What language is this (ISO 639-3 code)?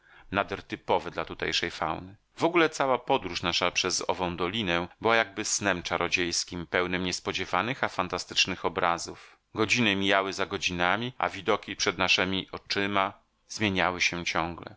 pol